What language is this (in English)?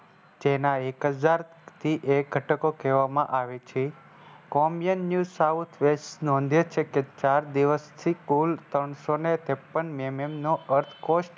Gujarati